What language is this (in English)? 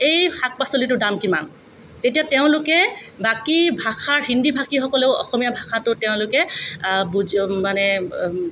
Assamese